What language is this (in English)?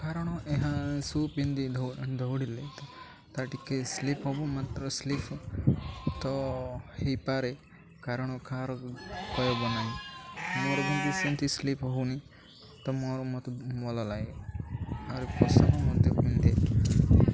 Odia